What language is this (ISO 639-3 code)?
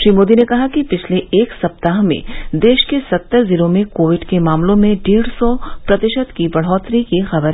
hin